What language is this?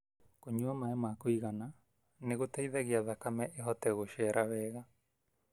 Kikuyu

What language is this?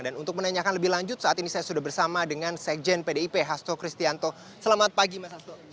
Indonesian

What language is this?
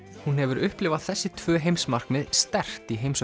Icelandic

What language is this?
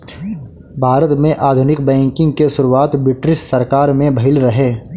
Bhojpuri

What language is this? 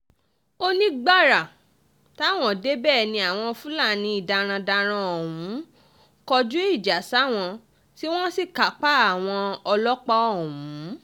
Yoruba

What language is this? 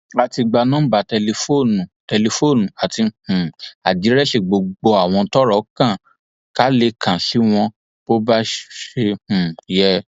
Yoruba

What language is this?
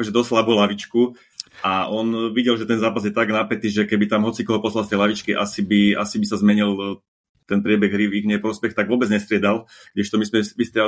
Slovak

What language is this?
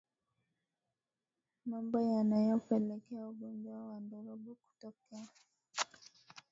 Swahili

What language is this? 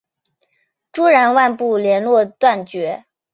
Chinese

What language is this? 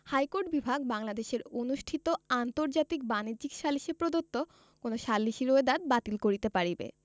Bangla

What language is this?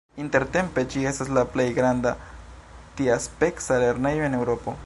Esperanto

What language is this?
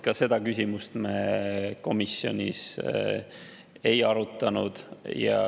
Estonian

